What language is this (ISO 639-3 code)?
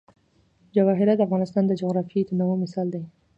pus